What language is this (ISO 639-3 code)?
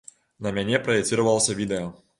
bel